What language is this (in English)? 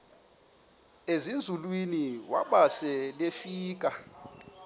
Xhosa